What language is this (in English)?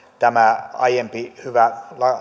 Finnish